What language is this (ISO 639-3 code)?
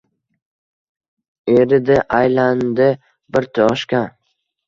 uzb